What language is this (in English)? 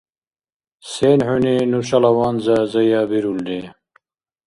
Dargwa